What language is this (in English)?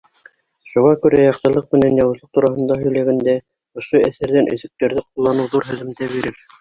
Bashkir